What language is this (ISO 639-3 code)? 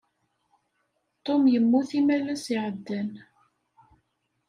kab